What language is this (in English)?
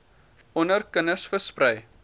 Afrikaans